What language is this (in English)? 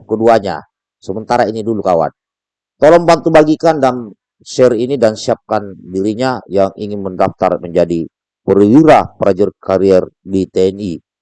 Indonesian